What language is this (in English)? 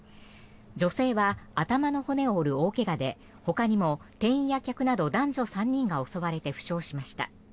Japanese